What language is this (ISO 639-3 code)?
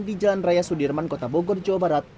ind